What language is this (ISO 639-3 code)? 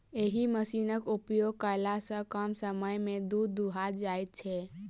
mai